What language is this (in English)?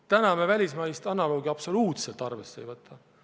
Estonian